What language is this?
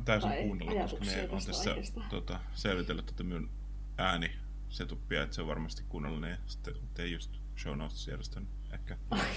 Finnish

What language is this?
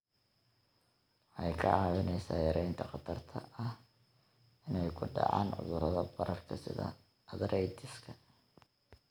Somali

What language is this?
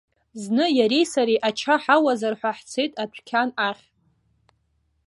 Abkhazian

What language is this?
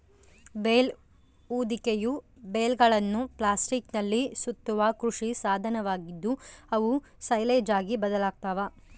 Kannada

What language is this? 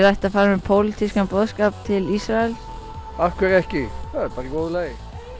Icelandic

